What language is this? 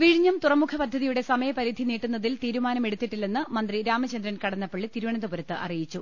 Malayalam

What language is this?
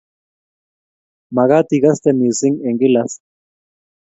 Kalenjin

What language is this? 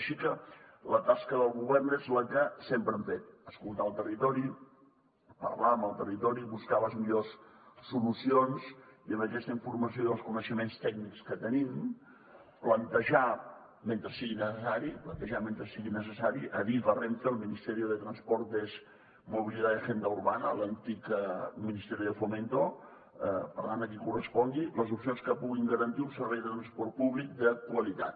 Catalan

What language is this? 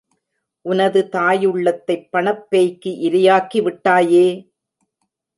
Tamil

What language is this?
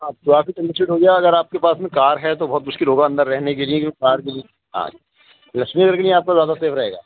Urdu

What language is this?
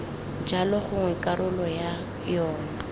Tswana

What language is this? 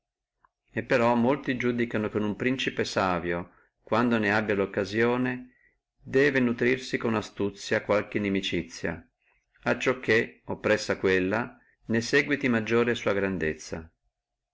Italian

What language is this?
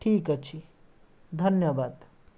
Odia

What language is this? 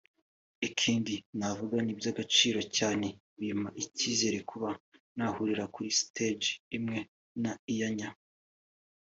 Kinyarwanda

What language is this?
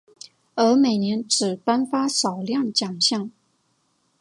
Chinese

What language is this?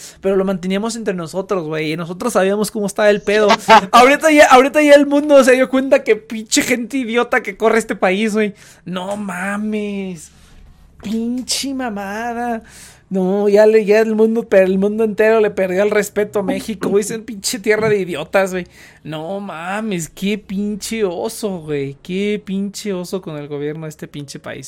Spanish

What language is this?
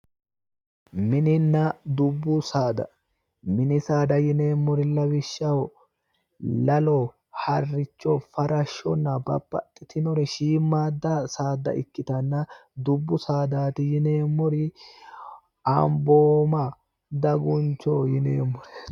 Sidamo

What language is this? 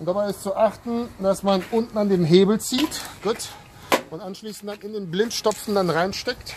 German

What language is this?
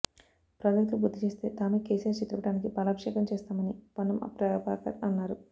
Telugu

